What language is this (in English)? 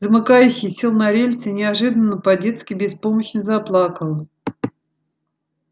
Russian